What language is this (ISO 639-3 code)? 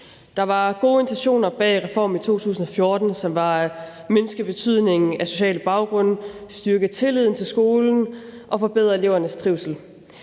dan